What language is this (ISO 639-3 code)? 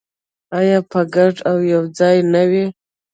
pus